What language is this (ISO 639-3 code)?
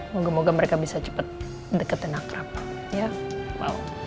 ind